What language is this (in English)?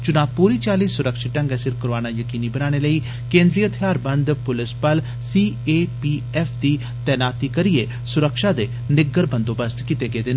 Dogri